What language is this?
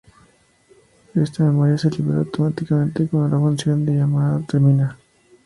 Spanish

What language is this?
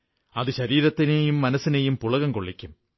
Malayalam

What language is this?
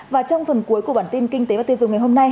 Vietnamese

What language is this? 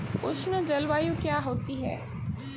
Hindi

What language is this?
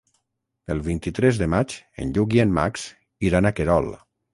Catalan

